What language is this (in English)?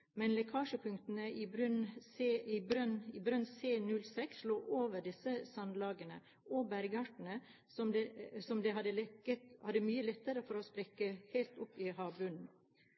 Norwegian Bokmål